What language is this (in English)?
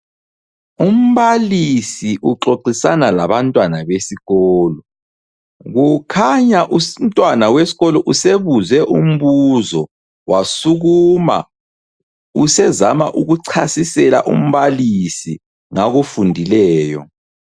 North Ndebele